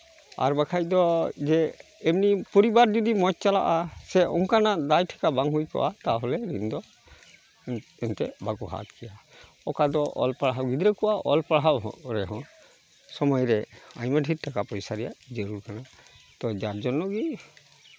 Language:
Santali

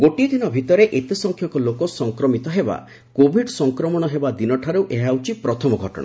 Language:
Odia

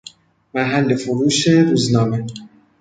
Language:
Persian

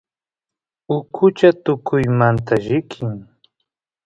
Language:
Santiago del Estero Quichua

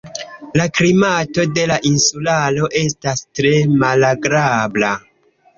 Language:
Esperanto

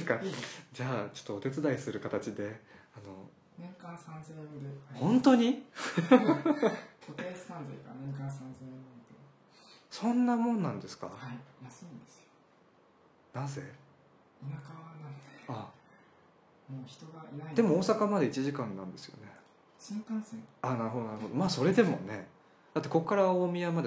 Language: Japanese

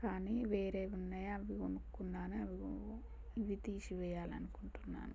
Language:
Telugu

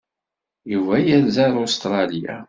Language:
Kabyle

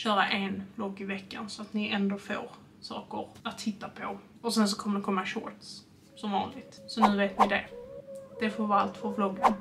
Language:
Swedish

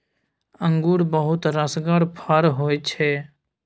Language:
Maithili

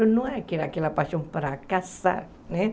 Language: Portuguese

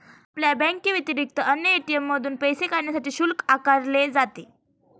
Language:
Marathi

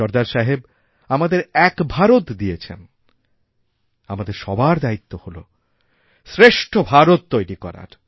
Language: Bangla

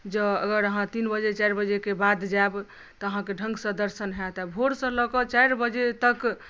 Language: Maithili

